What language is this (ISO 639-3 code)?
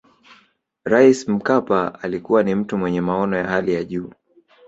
swa